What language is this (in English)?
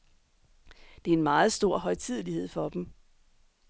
Danish